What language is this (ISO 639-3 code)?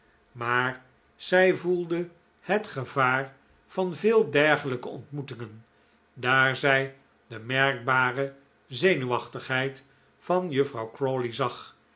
nld